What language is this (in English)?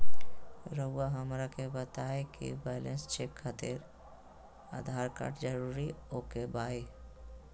Magahi